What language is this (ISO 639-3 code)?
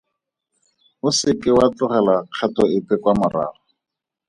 tsn